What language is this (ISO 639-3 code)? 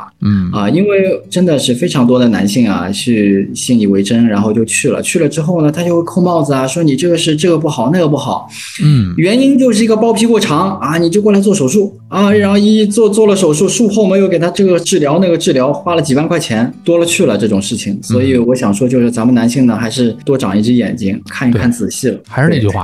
zho